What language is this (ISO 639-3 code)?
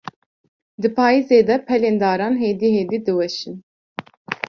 kur